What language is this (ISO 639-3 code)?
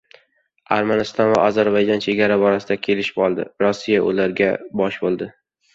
uzb